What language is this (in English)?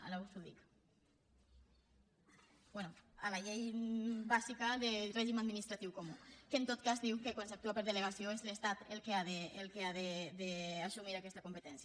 Catalan